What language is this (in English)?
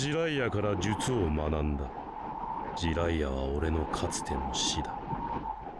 Japanese